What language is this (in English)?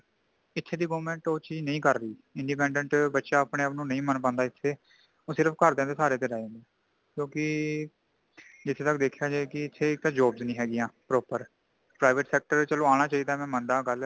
Punjabi